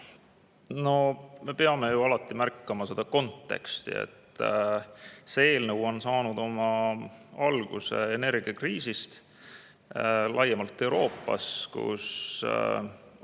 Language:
Estonian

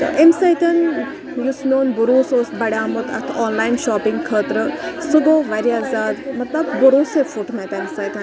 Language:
Kashmiri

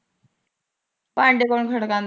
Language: Punjabi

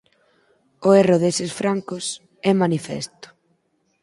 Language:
Galician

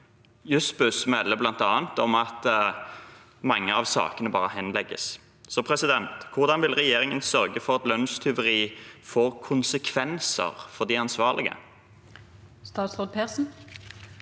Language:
Norwegian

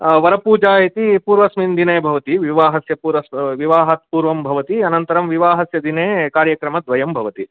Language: Sanskrit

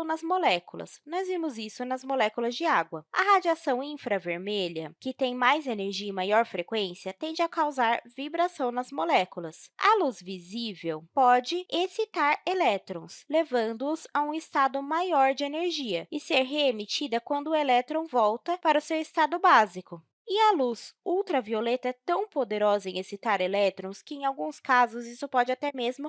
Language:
Portuguese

